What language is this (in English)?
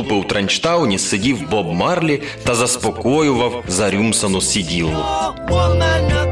Ukrainian